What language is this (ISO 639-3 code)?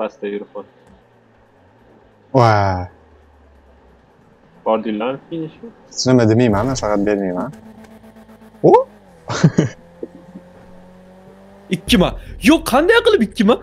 tur